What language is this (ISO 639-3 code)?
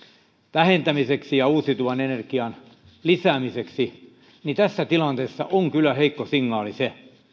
fin